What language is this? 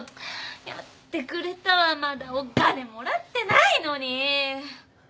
Japanese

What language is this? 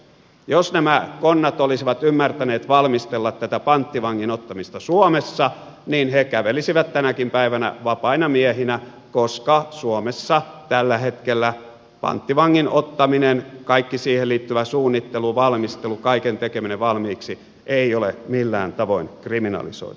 Finnish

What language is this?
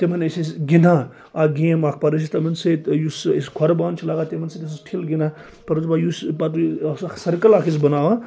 Kashmiri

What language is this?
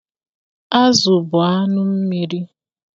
Igbo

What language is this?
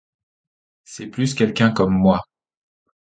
French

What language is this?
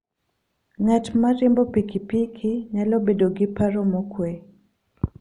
Luo (Kenya and Tanzania)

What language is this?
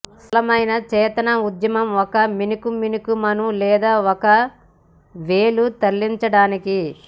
Telugu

